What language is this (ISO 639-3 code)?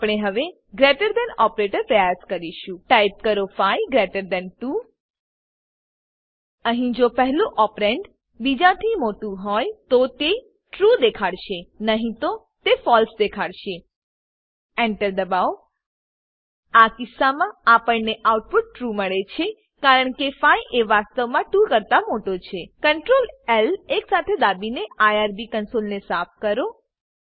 guj